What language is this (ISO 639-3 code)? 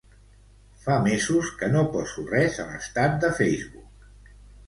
cat